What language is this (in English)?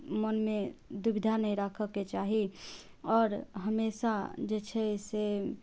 Maithili